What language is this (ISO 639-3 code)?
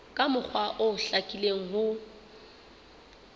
sot